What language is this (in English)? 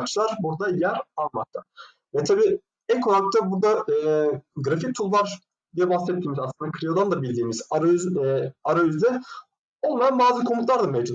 Turkish